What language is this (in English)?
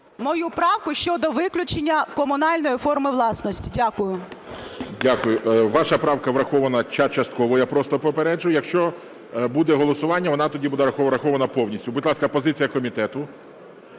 Ukrainian